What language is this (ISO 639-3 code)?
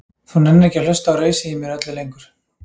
isl